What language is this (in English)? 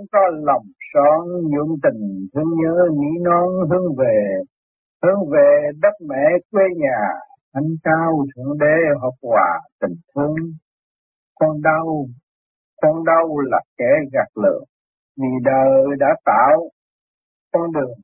Vietnamese